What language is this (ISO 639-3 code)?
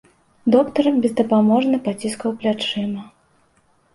bel